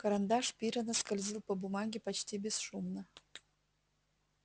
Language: Russian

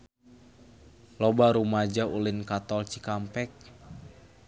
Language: Sundanese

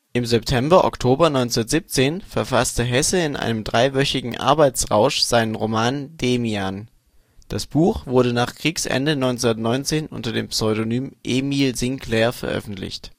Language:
German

